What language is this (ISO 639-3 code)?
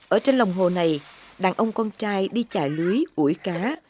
vie